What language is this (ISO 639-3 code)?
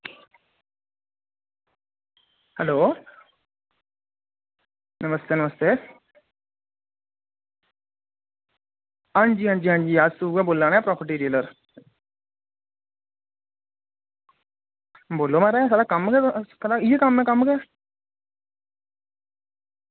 doi